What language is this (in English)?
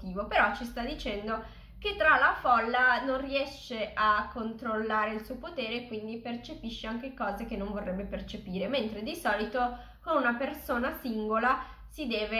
Italian